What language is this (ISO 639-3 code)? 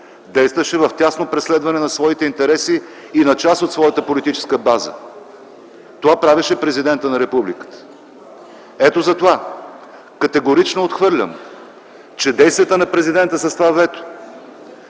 bul